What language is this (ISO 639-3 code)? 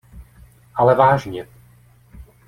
ces